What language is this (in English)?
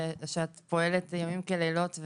Hebrew